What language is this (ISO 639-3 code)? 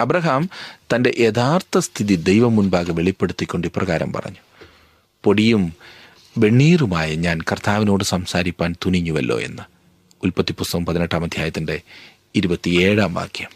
mal